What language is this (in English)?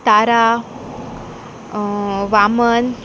Konkani